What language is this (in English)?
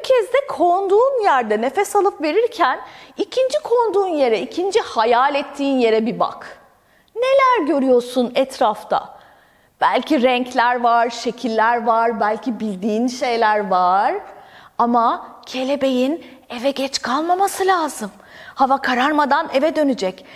Turkish